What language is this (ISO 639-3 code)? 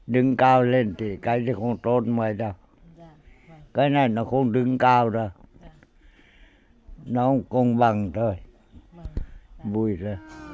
vie